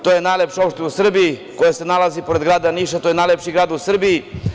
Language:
Serbian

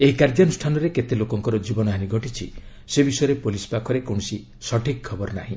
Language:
Odia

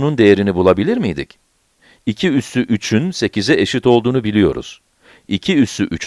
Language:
Turkish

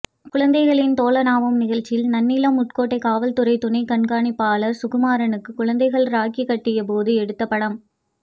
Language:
Tamil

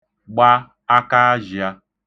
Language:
Igbo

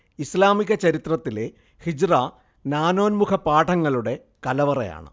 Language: Malayalam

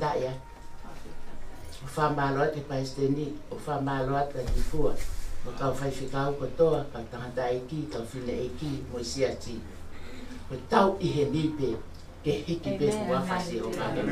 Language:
Spanish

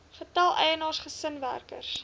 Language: Afrikaans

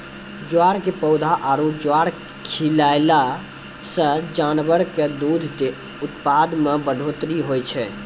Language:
Maithili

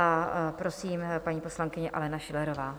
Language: Czech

